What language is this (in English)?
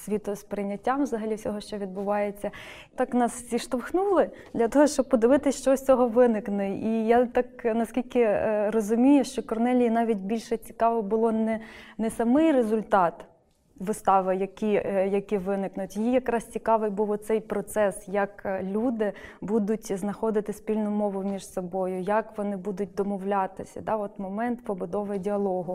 Ukrainian